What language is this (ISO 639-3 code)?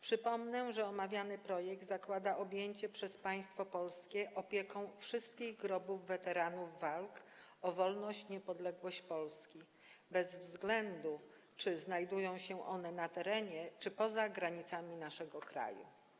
pol